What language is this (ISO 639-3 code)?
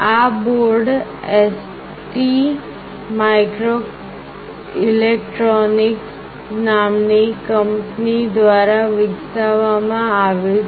guj